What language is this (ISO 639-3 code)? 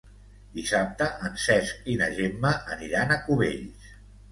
cat